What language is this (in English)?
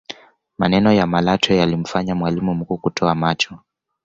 Swahili